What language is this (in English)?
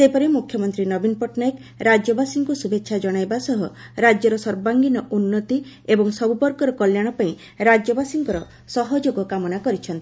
Odia